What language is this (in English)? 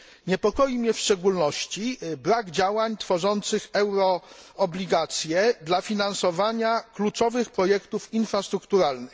Polish